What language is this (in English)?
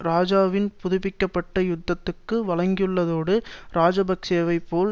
Tamil